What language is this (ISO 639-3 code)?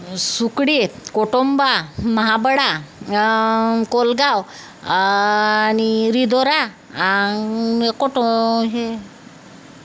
mar